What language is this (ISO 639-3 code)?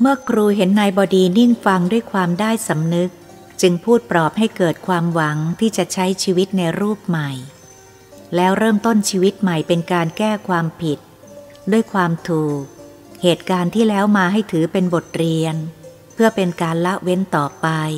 tha